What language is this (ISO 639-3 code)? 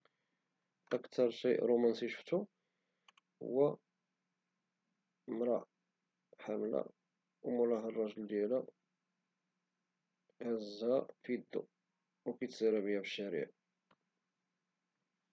ary